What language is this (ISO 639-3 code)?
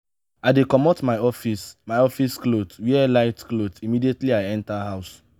pcm